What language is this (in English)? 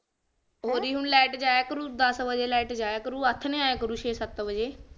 Punjabi